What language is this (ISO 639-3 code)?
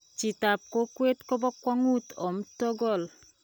kln